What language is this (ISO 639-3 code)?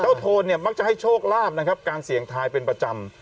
tha